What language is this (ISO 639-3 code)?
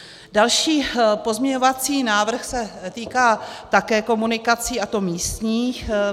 ces